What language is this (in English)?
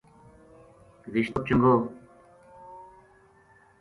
Gujari